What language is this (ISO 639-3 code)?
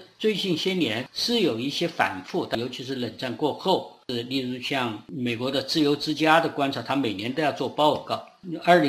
zho